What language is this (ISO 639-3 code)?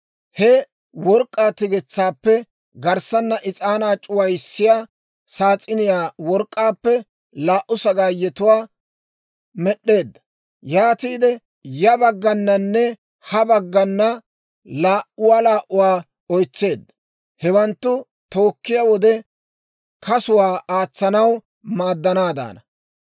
dwr